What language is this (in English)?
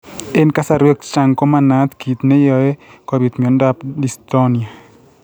Kalenjin